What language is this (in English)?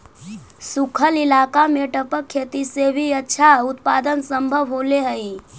Magahi